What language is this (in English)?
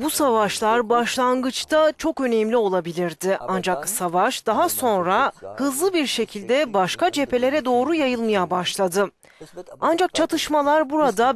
Turkish